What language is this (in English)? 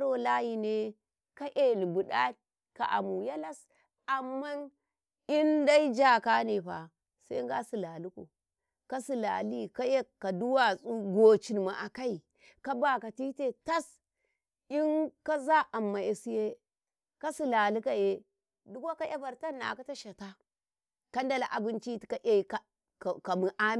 Karekare